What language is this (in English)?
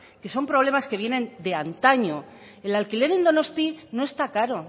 Spanish